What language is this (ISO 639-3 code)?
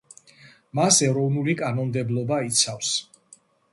kat